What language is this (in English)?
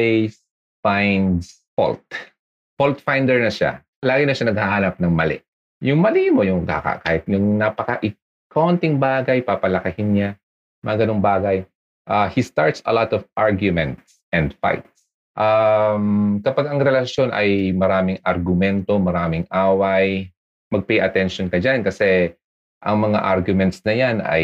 Filipino